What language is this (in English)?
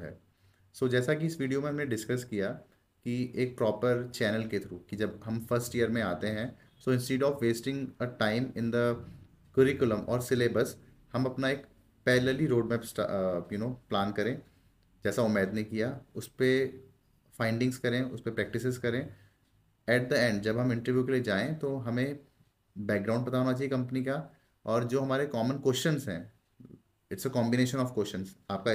Hindi